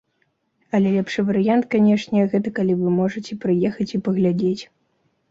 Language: Belarusian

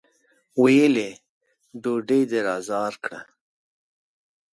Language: Pashto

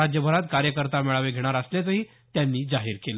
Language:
Marathi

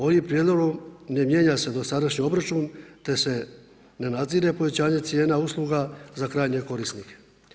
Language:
Croatian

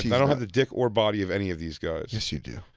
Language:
English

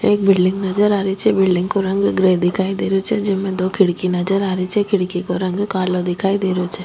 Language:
Rajasthani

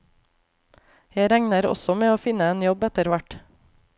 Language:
Norwegian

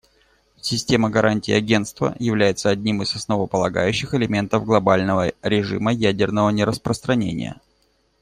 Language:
Russian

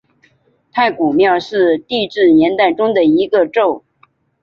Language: Chinese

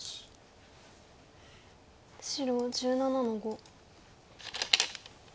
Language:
Japanese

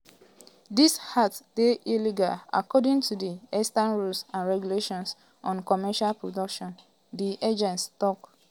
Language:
Nigerian Pidgin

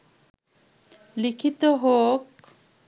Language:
Bangla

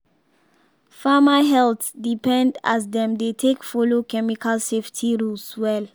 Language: Nigerian Pidgin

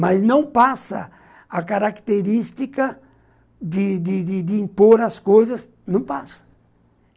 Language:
Portuguese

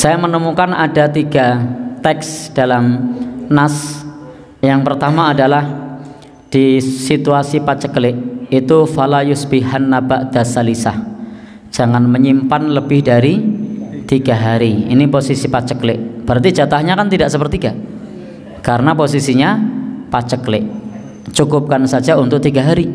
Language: Indonesian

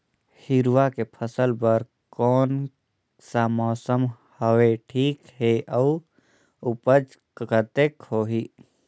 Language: Chhattisgarhi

